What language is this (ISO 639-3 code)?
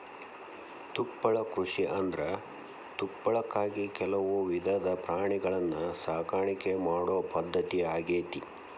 kan